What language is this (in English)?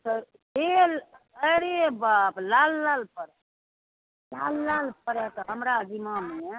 Maithili